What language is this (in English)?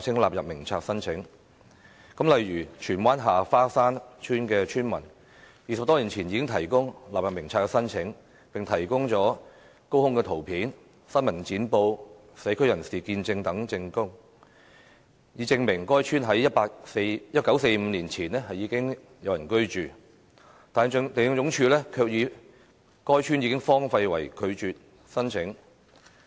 Cantonese